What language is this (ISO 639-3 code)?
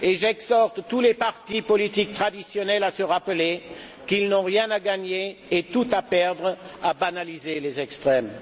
fra